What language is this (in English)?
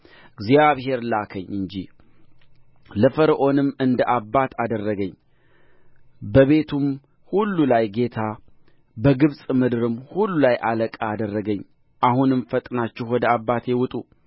Amharic